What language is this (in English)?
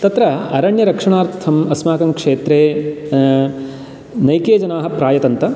Sanskrit